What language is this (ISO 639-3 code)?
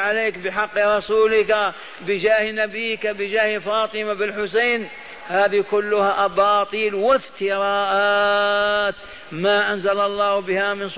ara